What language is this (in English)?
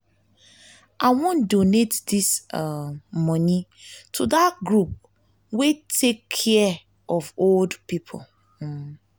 Nigerian Pidgin